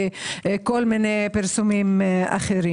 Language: Hebrew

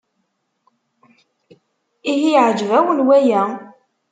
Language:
Kabyle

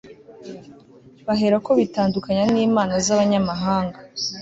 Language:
Kinyarwanda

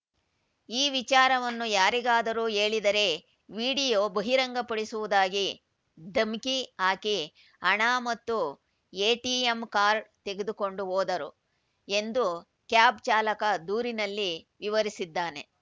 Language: Kannada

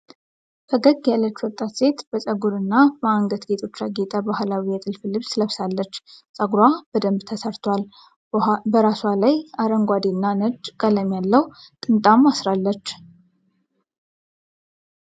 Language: Amharic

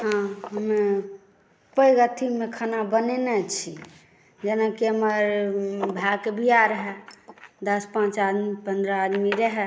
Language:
Maithili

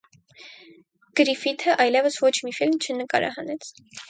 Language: Armenian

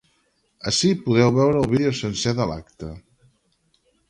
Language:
Catalan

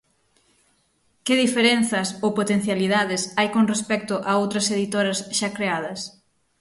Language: Galician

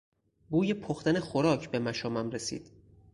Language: Persian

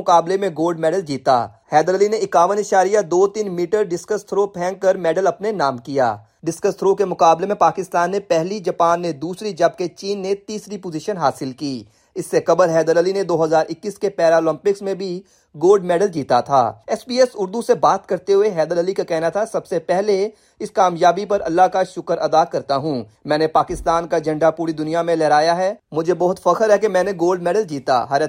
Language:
Urdu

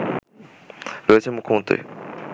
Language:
Bangla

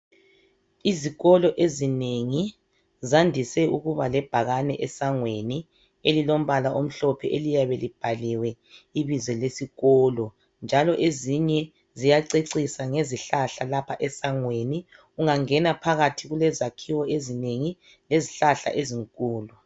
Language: North Ndebele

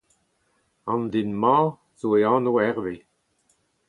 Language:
Breton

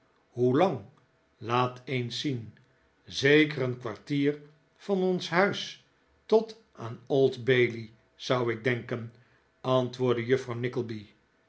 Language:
Dutch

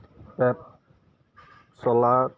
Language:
Assamese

